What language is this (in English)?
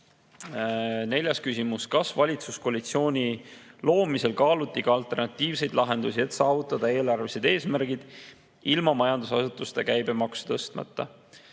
Estonian